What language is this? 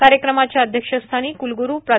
Marathi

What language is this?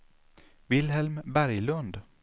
Swedish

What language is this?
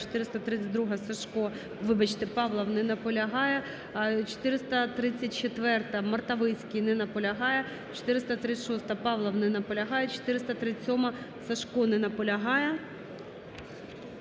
Ukrainian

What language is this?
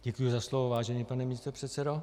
Czech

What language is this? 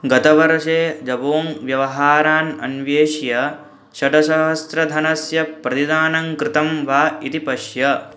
Sanskrit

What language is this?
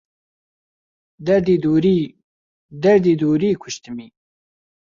Central Kurdish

